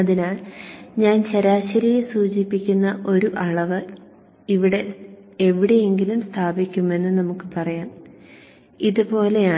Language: Malayalam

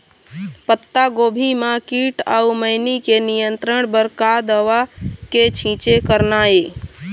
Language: Chhattisgarhi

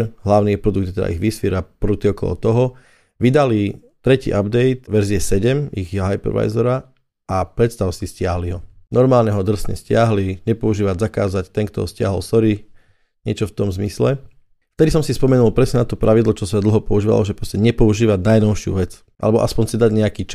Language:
Slovak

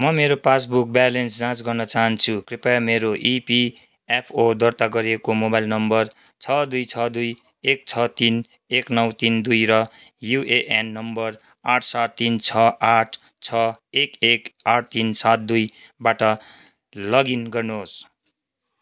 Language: Nepali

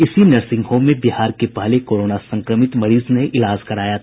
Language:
Hindi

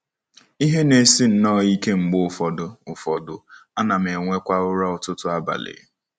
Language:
Igbo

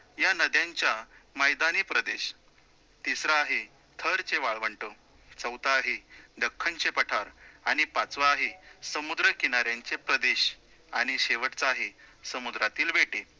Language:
Marathi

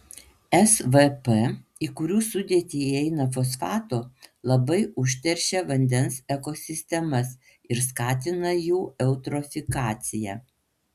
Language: Lithuanian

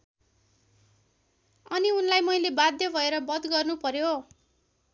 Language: Nepali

